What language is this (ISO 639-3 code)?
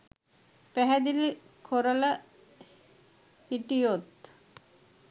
sin